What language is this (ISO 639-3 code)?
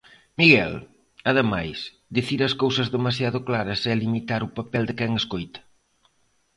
glg